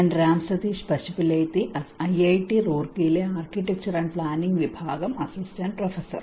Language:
Malayalam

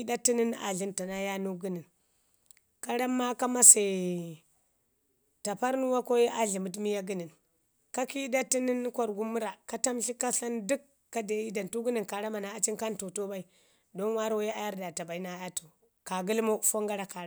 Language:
Ngizim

